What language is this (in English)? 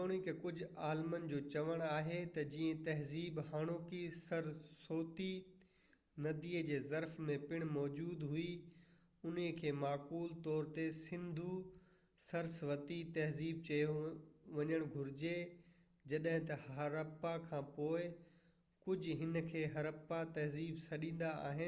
Sindhi